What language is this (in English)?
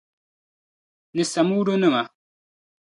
Dagbani